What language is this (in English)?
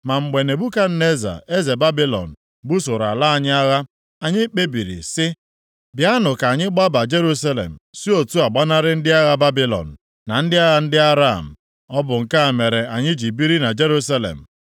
Igbo